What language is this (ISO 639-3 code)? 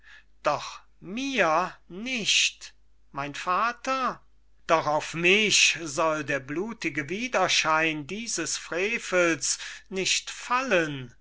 deu